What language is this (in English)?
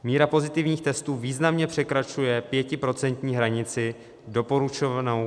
Czech